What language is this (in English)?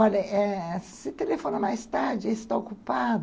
Portuguese